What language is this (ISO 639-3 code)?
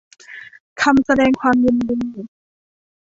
tha